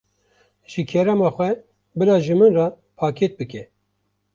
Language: Kurdish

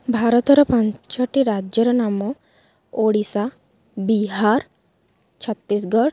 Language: Odia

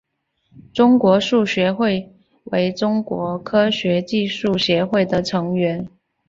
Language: Chinese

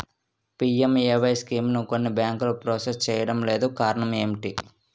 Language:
Telugu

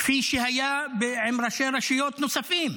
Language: Hebrew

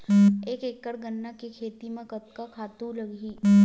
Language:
Chhattisgarhi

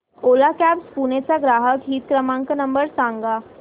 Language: Marathi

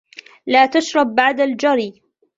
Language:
Arabic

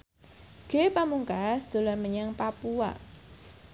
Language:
Javanese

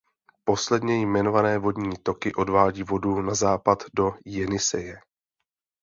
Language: Czech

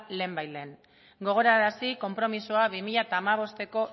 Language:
Basque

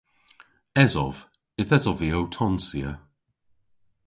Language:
Cornish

